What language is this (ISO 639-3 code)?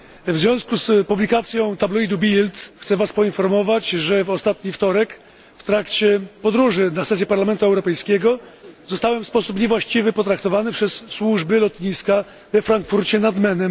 pol